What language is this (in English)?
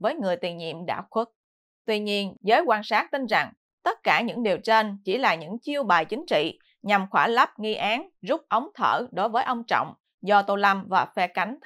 Vietnamese